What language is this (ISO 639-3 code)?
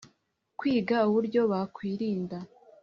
kin